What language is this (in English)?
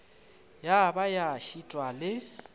Northern Sotho